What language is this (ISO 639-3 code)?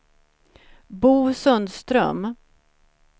swe